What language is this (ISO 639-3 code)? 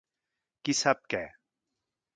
cat